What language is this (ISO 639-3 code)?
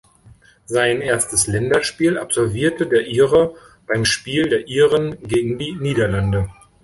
deu